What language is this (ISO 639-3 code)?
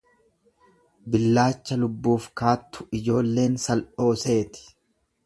orm